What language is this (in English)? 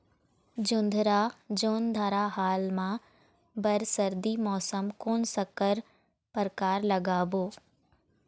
Chhattisgarhi